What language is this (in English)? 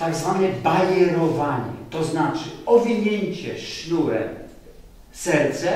Polish